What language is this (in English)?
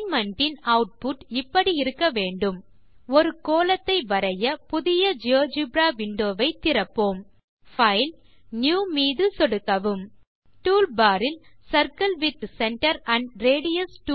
Tamil